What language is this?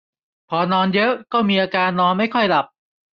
Thai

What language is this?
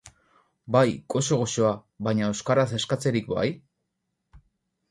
Basque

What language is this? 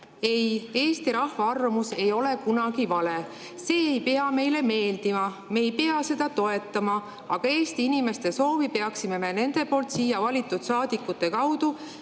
Estonian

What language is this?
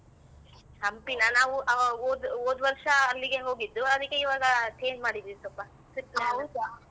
Kannada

